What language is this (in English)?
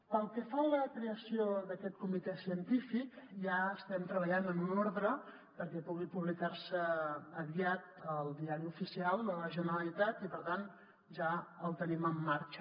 Catalan